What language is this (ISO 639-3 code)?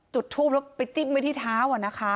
tha